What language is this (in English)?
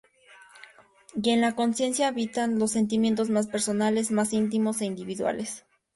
Spanish